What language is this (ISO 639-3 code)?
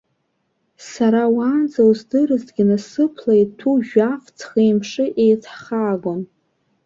abk